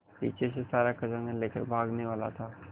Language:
Hindi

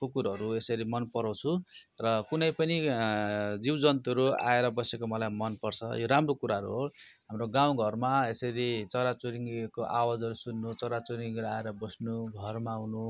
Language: Nepali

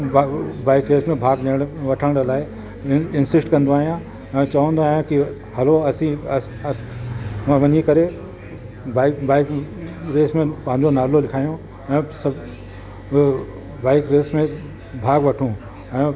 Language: Sindhi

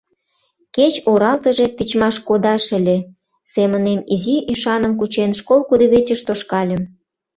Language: Mari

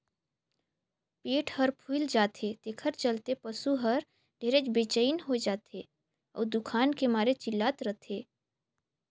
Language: Chhattisgarhi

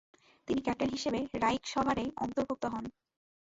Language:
Bangla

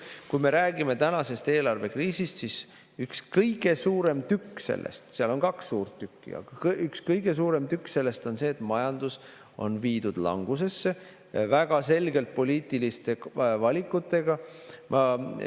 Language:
Estonian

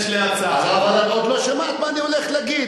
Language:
Hebrew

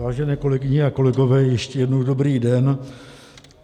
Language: Czech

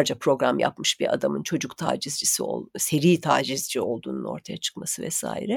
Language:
Turkish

